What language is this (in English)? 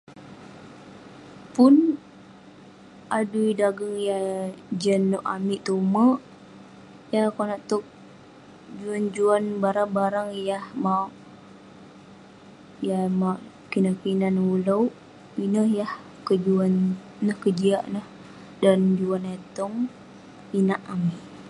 Western Penan